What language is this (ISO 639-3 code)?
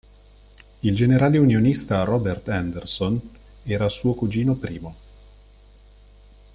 ita